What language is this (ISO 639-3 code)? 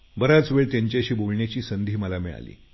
mar